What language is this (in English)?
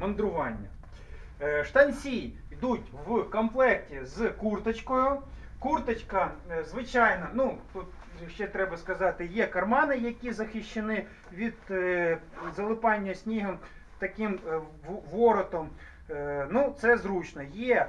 Ukrainian